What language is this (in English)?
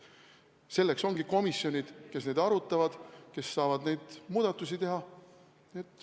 Estonian